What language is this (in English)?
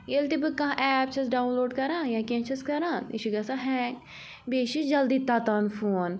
Kashmiri